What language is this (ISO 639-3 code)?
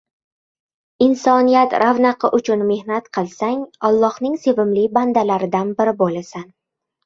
uzb